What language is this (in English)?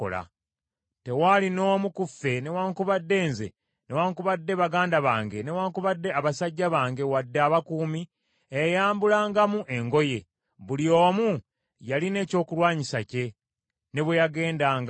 Ganda